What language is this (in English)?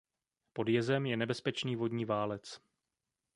Czech